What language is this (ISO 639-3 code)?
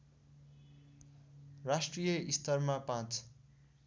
nep